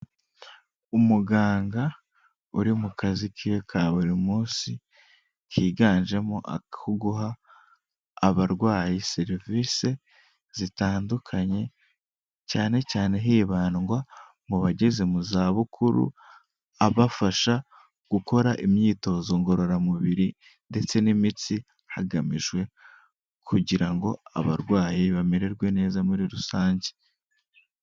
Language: Kinyarwanda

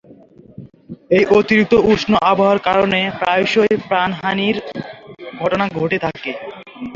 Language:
Bangla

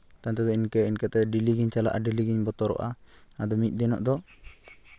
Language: Santali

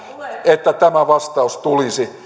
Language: Finnish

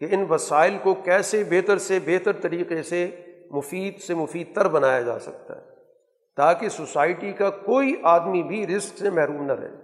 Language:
Urdu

